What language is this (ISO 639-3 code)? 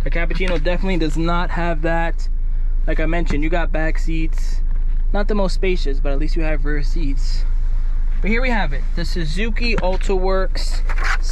eng